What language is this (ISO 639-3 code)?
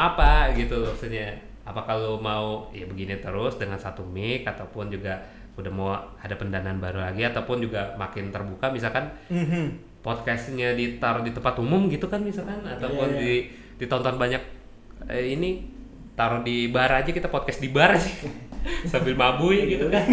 ind